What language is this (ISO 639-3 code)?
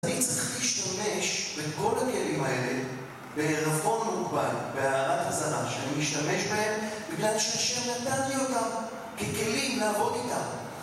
heb